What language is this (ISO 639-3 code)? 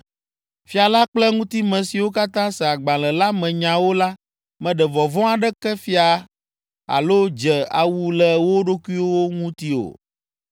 ewe